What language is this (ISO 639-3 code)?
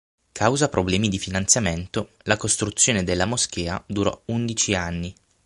ita